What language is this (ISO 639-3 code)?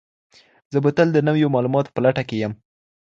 pus